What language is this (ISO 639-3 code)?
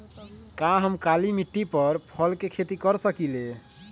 mag